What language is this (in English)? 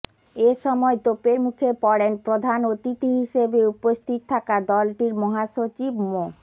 Bangla